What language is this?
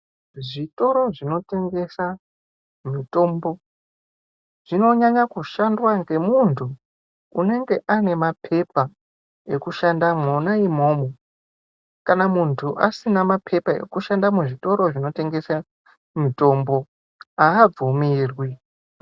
Ndau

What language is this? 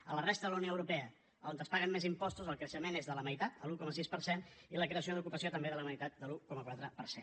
Catalan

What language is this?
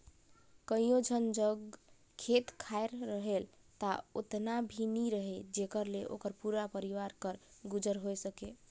Chhattisgarhi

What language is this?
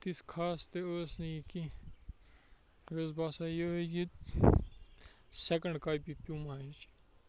Kashmiri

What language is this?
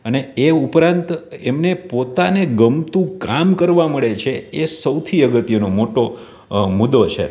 Gujarati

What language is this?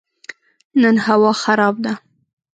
Pashto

